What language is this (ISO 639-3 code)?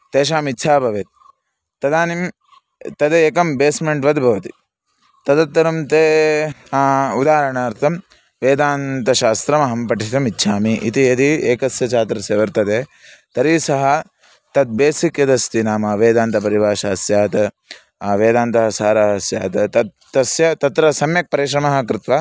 san